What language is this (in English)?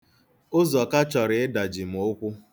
Igbo